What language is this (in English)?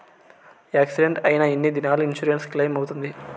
Telugu